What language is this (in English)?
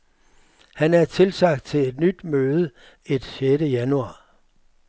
Danish